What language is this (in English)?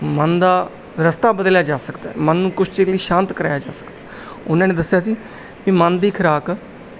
Punjabi